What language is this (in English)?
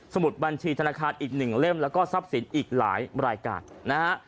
Thai